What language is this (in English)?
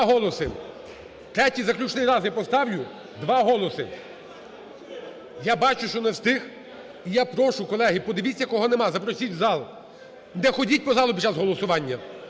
Ukrainian